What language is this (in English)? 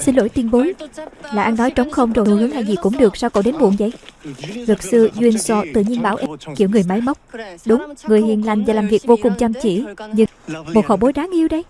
Vietnamese